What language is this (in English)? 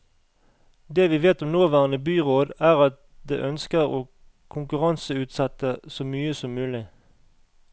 Norwegian